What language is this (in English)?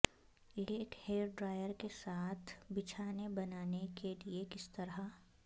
Urdu